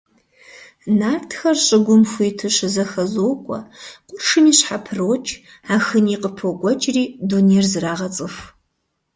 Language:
Kabardian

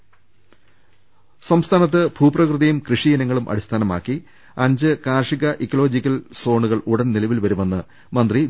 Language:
Malayalam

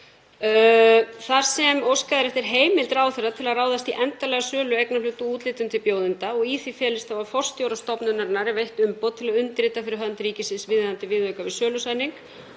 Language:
Icelandic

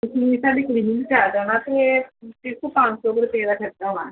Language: Punjabi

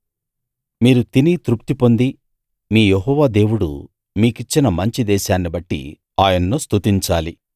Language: Telugu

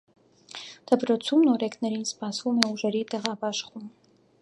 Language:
Armenian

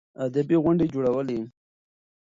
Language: Pashto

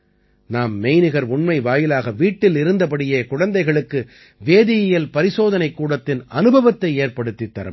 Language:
Tamil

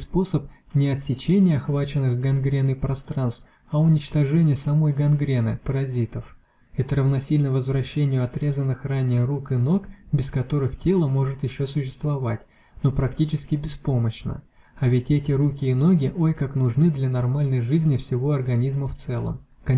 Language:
Russian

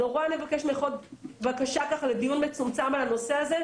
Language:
Hebrew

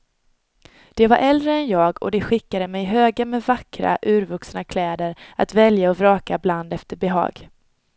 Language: Swedish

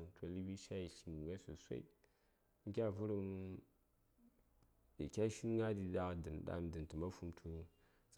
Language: Saya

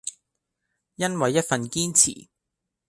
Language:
Cantonese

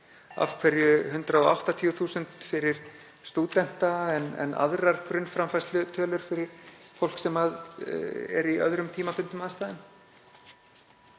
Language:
Icelandic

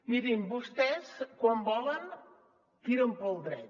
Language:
Catalan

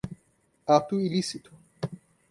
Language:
Portuguese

